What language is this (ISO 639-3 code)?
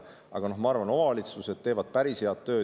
est